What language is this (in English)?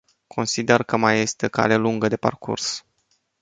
Romanian